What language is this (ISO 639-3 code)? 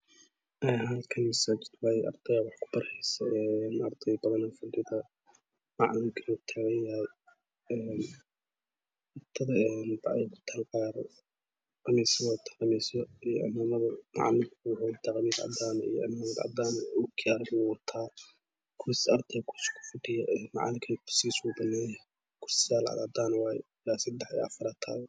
som